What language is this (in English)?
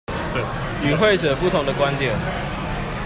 Chinese